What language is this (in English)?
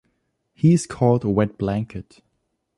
English